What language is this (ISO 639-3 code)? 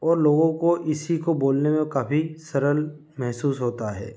hin